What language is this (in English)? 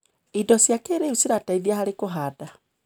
Kikuyu